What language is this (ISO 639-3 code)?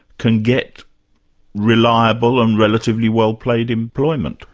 eng